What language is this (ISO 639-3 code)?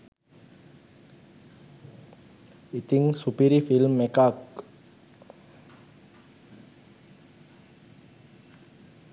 sin